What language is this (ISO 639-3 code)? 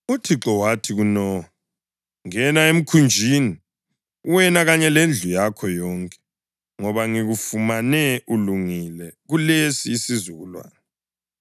nde